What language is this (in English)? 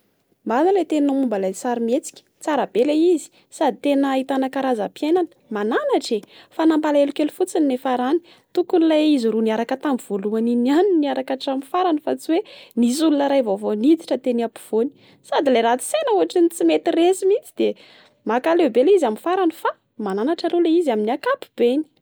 Malagasy